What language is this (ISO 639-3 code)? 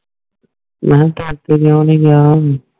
pan